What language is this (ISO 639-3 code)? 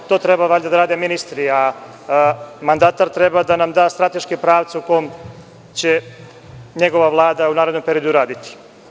srp